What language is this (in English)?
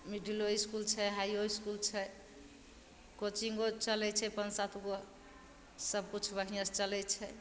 Maithili